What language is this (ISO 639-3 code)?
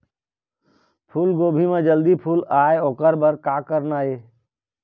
hne